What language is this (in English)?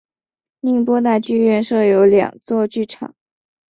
Chinese